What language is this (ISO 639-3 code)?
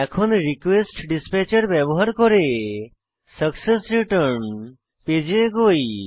ben